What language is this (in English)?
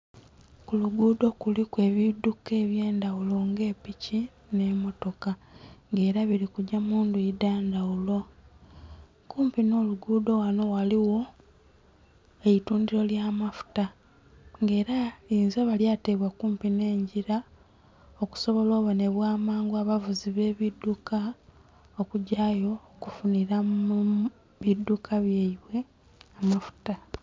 Soga